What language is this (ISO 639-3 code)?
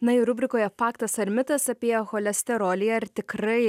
lit